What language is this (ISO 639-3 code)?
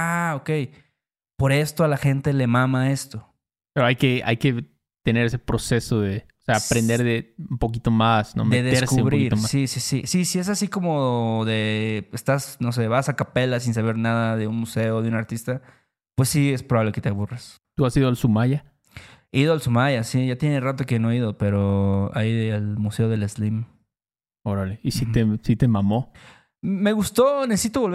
spa